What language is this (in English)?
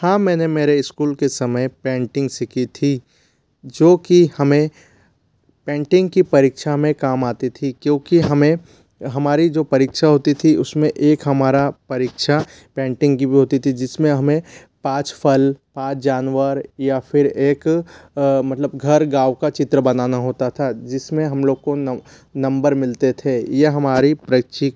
Hindi